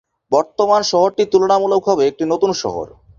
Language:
Bangla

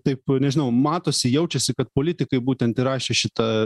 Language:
Lithuanian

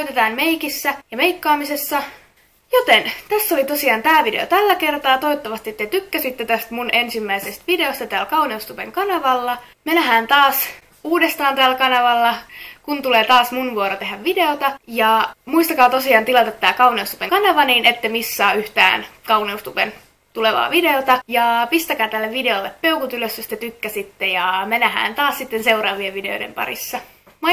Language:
Finnish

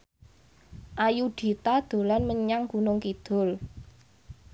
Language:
Javanese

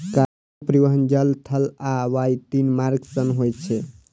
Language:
Maithili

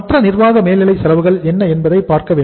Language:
Tamil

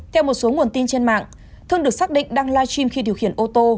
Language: Vietnamese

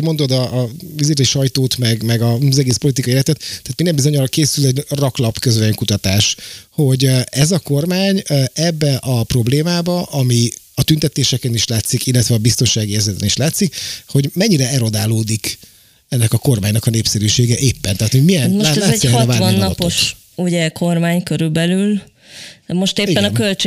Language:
Hungarian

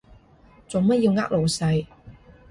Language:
Cantonese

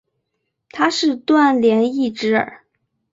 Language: Chinese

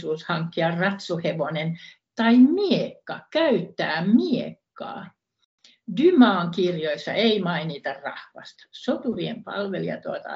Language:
Finnish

